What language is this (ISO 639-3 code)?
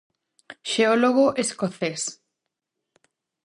glg